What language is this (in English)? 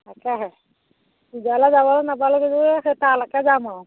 Assamese